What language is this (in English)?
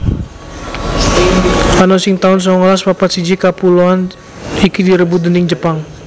Javanese